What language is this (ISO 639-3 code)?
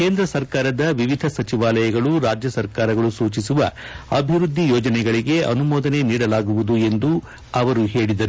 kan